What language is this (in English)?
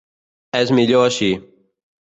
Catalan